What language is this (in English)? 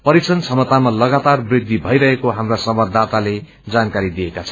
Nepali